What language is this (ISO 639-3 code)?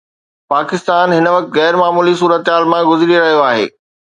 snd